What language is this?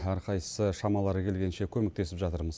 Kazakh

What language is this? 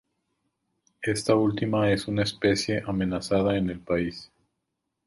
Spanish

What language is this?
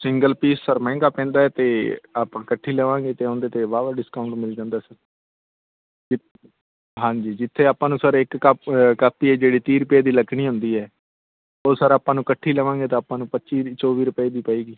Punjabi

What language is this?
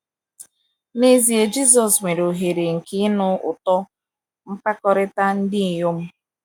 Igbo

